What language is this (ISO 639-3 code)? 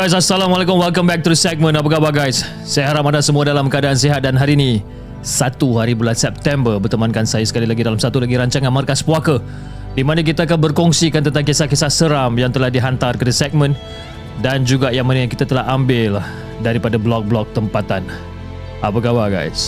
msa